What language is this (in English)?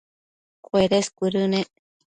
Matsés